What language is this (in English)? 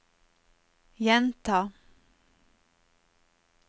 Norwegian